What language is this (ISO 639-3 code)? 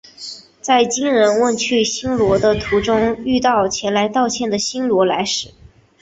zho